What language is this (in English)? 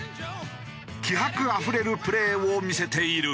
Japanese